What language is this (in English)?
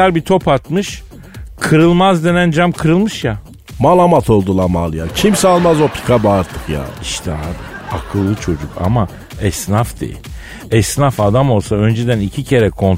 Turkish